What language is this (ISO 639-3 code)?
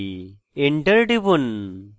ben